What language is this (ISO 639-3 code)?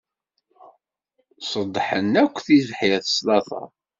kab